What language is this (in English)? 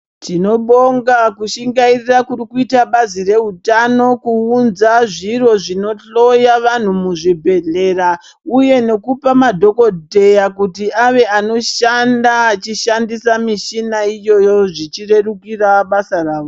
Ndau